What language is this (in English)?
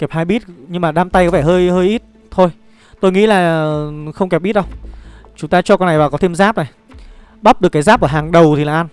Vietnamese